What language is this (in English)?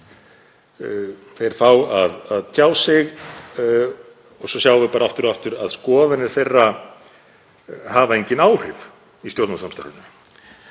Icelandic